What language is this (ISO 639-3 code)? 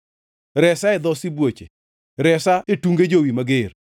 luo